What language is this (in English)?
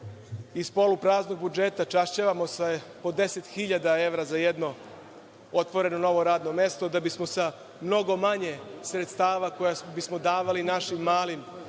Serbian